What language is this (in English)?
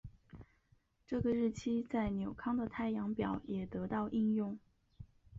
Chinese